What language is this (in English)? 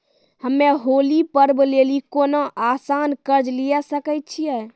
Maithili